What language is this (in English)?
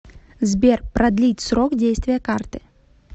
Russian